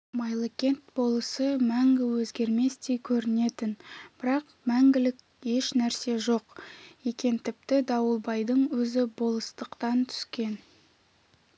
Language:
Kazakh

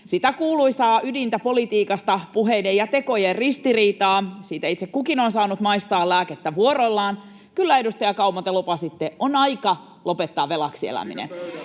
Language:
Finnish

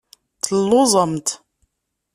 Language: Kabyle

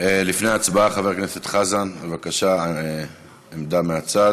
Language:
Hebrew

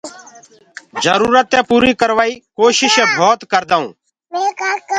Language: Gurgula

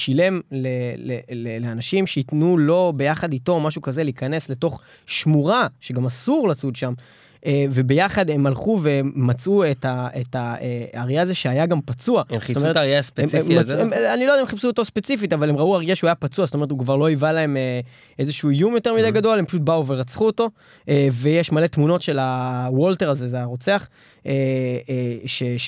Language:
Hebrew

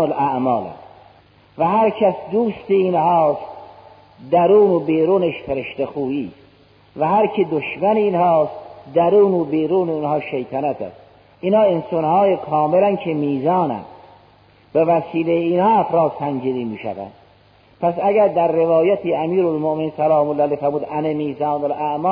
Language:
Persian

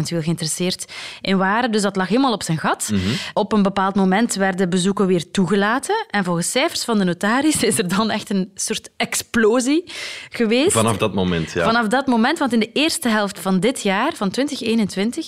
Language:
Dutch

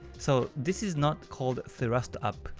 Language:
English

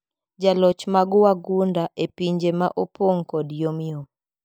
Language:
Luo (Kenya and Tanzania)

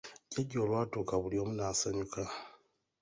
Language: Ganda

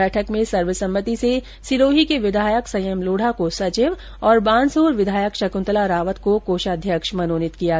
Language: Hindi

